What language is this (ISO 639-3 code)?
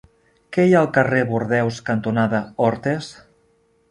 cat